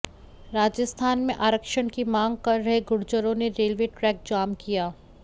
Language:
Hindi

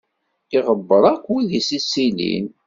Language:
Kabyle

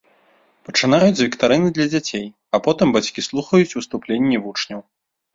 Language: Belarusian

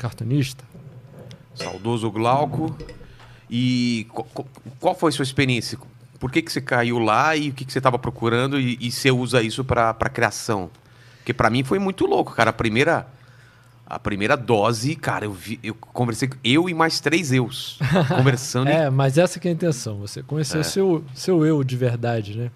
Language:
Portuguese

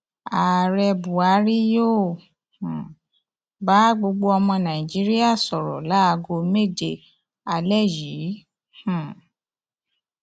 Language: Yoruba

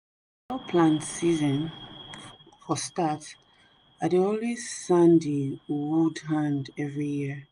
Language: Nigerian Pidgin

